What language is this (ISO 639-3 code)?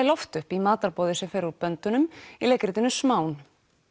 isl